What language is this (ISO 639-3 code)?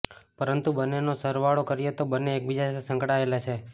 guj